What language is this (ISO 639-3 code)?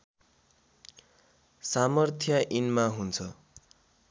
nep